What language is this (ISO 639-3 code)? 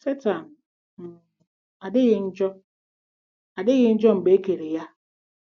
ibo